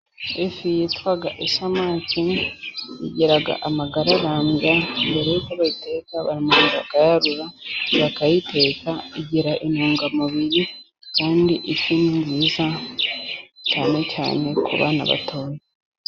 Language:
Kinyarwanda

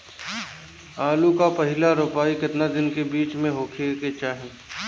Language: Bhojpuri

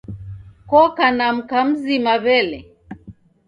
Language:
Taita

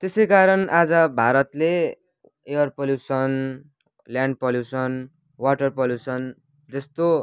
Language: Nepali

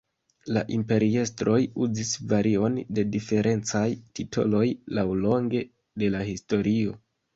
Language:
Esperanto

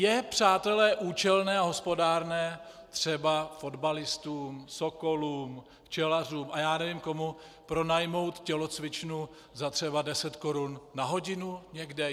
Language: Czech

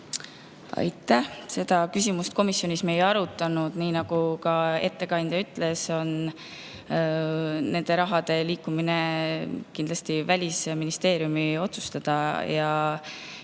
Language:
Estonian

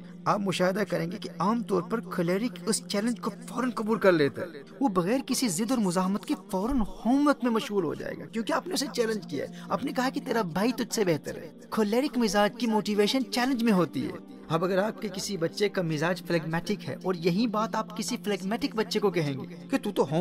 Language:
Urdu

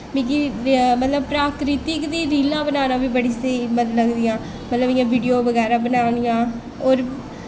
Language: Dogri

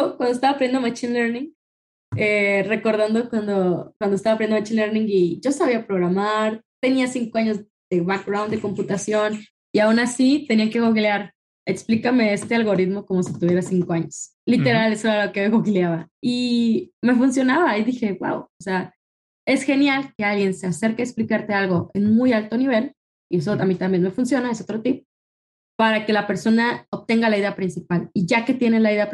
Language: Spanish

